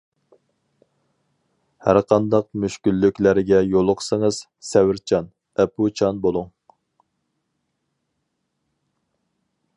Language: Uyghur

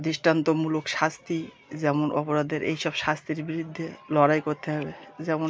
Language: Bangla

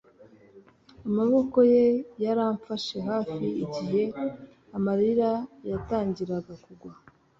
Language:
Kinyarwanda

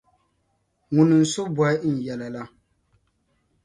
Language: Dagbani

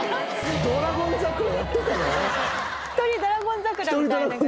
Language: Japanese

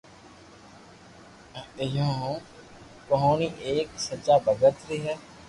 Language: Loarki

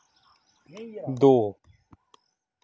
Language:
Dogri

